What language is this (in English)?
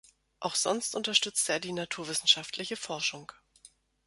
German